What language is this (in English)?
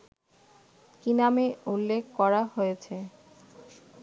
Bangla